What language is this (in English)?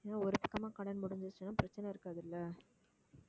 Tamil